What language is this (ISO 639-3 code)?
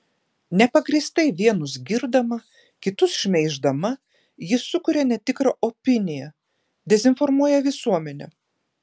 lit